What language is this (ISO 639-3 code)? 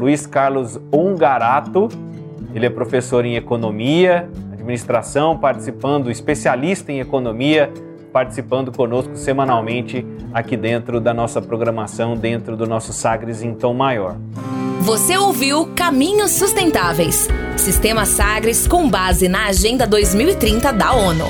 por